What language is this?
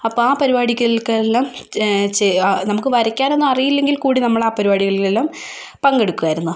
Malayalam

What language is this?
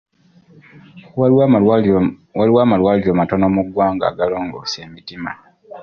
Ganda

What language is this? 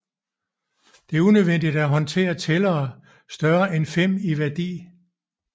Danish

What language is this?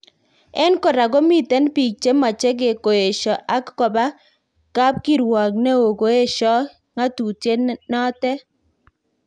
Kalenjin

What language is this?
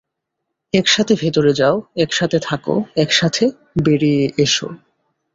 Bangla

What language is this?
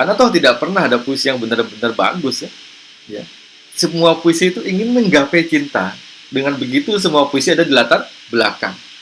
Indonesian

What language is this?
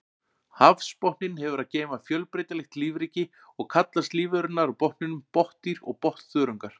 Icelandic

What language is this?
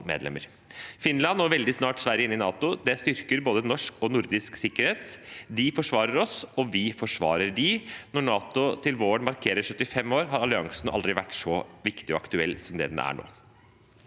Norwegian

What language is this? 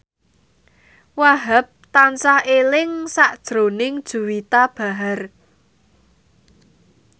Javanese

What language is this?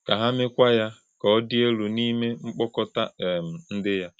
Igbo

